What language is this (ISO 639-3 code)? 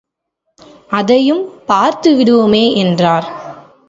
tam